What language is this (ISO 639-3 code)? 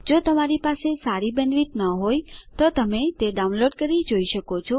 guj